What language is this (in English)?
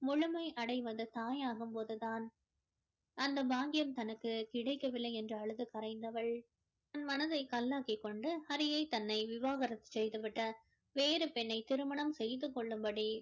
Tamil